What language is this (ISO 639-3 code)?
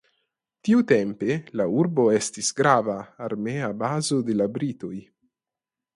epo